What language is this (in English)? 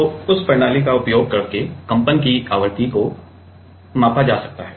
Hindi